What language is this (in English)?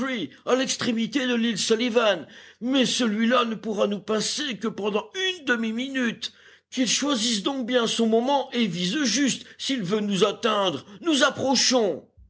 French